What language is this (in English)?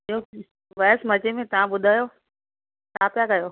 Sindhi